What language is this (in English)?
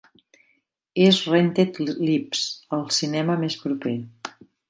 Catalan